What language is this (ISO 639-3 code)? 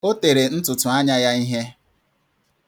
ibo